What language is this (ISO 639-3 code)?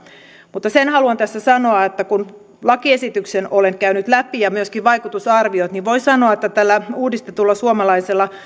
fin